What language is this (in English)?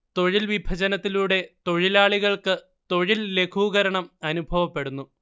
Malayalam